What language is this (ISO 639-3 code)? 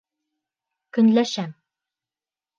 bak